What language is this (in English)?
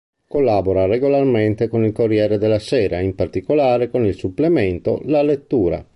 Italian